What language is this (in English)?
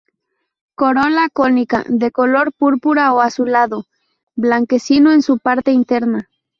Spanish